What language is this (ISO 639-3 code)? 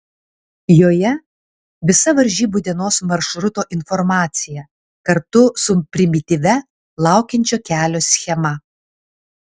lit